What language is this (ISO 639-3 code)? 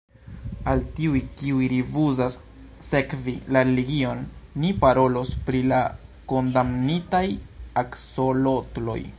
epo